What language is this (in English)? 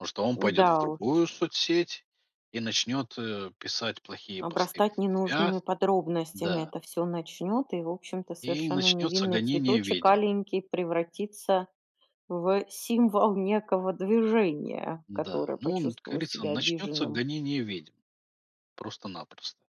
Russian